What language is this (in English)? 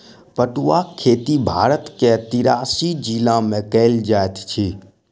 Maithili